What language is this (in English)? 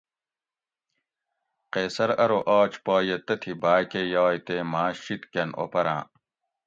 Gawri